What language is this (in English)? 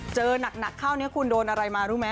Thai